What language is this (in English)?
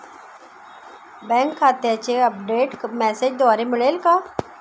Marathi